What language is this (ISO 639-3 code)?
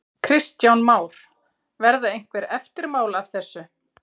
isl